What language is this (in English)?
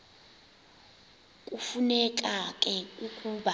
Xhosa